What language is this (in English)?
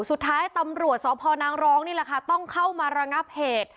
Thai